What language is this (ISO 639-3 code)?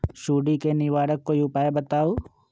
mag